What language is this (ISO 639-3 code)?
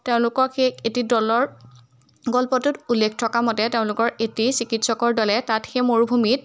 asm